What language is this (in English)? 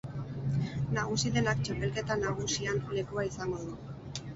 Basque